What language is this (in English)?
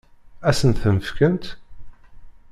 Kabyle